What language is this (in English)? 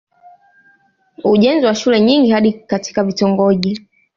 Swahili